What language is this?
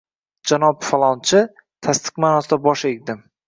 Uzbek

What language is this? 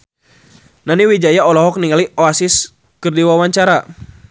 Sundanese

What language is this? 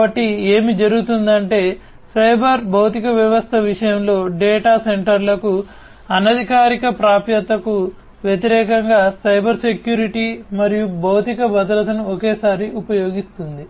Telugu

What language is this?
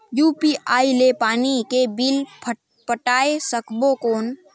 Chhattisgarhi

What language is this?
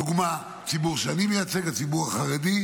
Hebrew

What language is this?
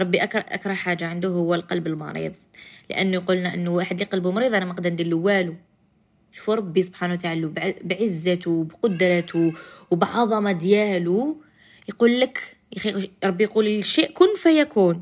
Arabic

